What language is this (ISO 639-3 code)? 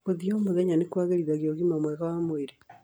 kik